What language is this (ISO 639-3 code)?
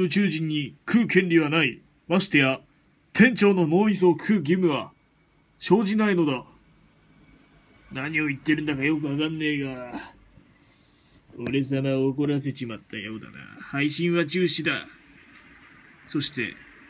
jpn